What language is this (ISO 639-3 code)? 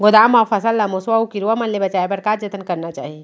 hne